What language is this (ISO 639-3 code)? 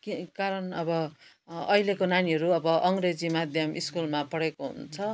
nep